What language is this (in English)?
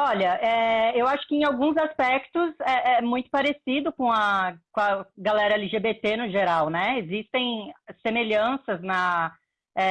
Portuguese